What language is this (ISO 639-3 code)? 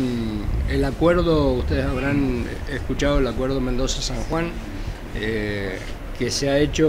spa